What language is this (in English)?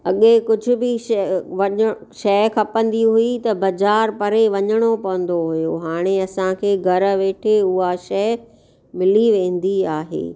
Sindhi